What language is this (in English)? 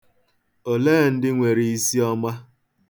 Igbo